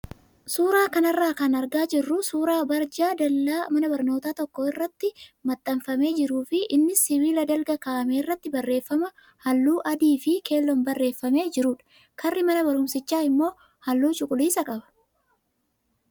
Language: Oromo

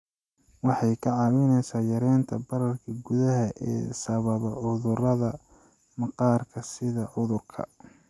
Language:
Somali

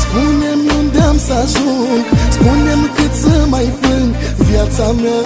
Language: Romanian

